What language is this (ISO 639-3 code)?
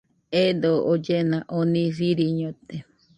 hux